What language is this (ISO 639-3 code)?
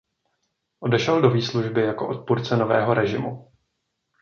ces